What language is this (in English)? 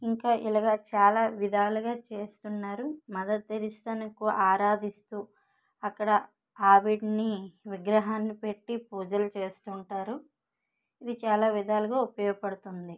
Telugu